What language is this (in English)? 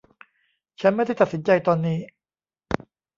Thai